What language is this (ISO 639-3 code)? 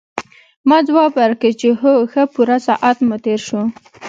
pus